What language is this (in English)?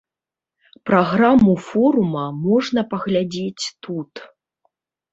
Belarusian